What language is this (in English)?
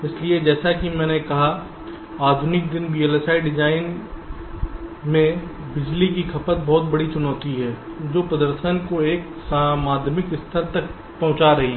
Hindi